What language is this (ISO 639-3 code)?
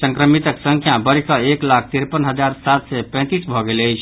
mai